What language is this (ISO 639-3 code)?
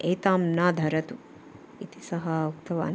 san